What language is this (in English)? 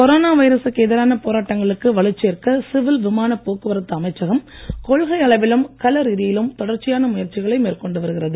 Tamil